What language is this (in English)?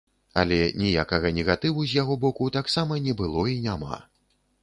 Belarusian